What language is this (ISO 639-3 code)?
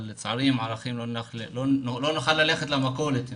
heb